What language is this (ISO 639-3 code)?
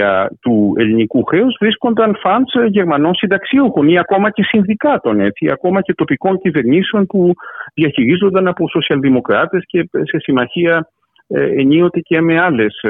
ell